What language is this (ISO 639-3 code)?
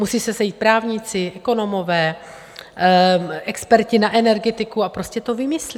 ces